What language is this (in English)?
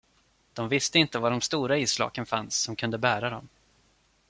Swedish